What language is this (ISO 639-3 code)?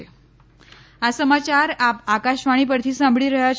guj